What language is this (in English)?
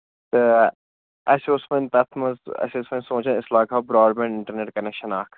Kashmiri